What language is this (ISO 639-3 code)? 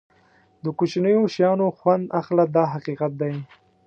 pus